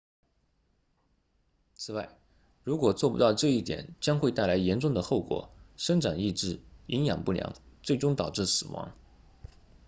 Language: Chinese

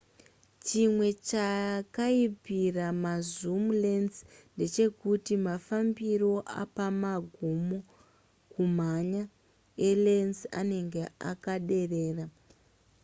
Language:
Shona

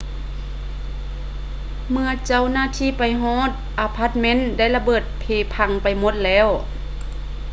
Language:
Lao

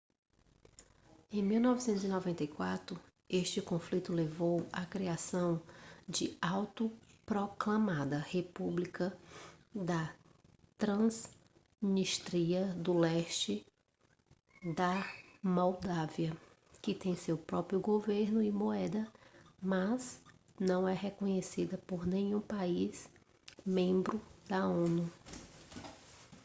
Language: Portuguese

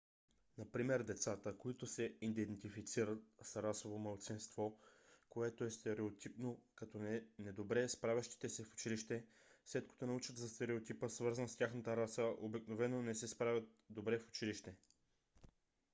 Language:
Bulgarian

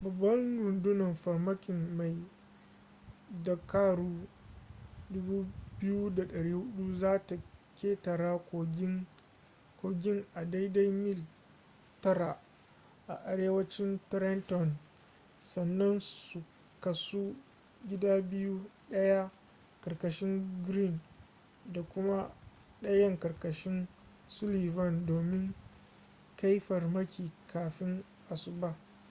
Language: Hausa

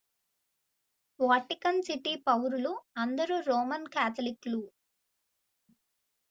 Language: Telugu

